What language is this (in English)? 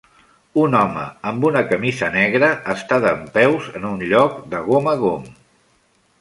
Catalan